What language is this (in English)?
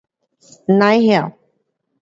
Pu-Xian Chinese